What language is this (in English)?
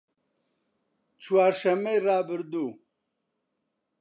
Central Kurdish